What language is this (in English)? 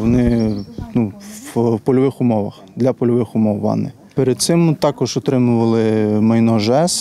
Ukrainian